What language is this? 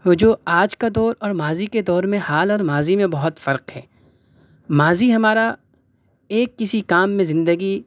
Urdu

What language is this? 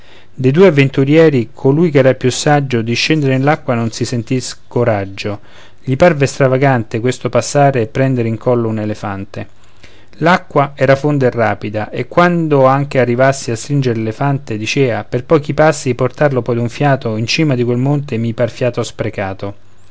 Italian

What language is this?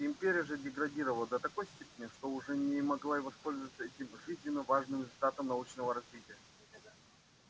Russian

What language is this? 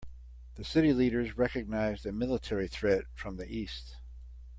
English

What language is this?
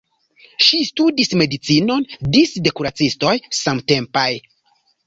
Esperanto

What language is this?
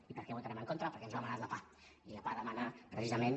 Catalan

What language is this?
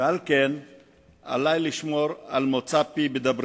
Hebrew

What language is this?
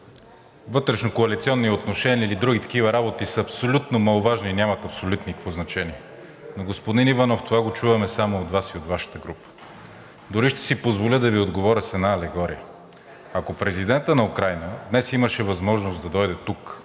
Bulgarian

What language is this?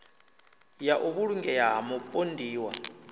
Venda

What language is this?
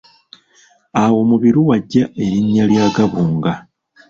Ganda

